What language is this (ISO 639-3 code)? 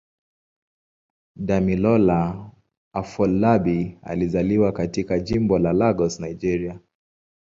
swa